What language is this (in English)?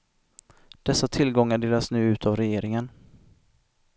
Swedish